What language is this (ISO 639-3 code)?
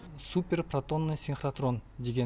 kaz